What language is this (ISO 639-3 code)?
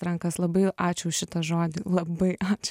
lit